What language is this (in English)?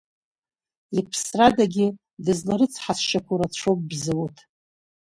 Abkhazian